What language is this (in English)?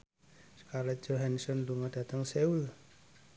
Javanese